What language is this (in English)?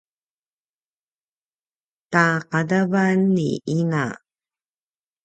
Paiwan